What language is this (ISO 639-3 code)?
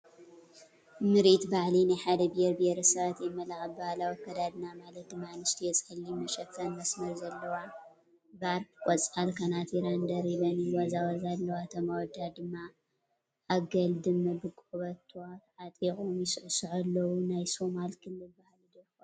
tir